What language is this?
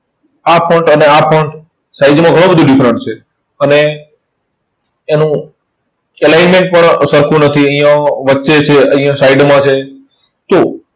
Gujarati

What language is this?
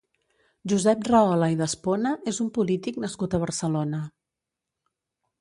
Catalan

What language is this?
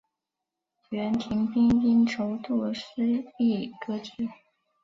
Chinese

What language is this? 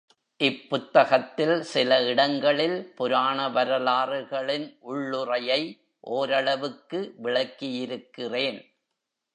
Tamil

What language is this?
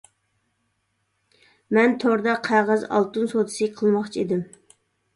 Uyghur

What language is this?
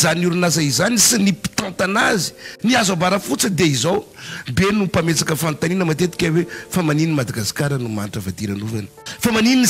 Romanian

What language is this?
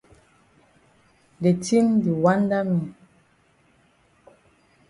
Cameroon Pidgin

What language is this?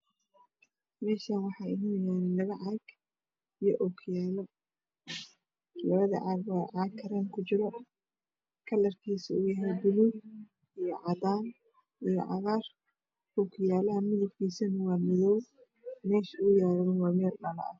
Somali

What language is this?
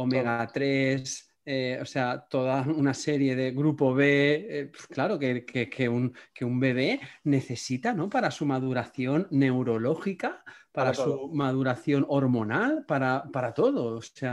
Spanish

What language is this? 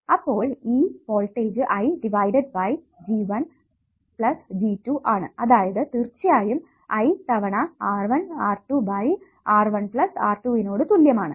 Malayalam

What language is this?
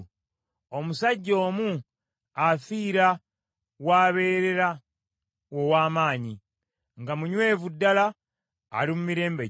Ganda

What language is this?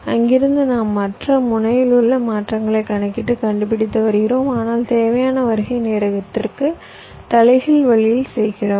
Tamil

